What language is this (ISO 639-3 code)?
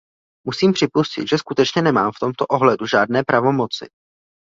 ces